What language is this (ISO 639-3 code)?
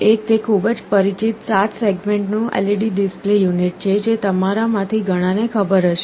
guj